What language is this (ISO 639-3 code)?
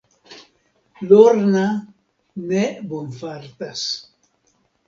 epo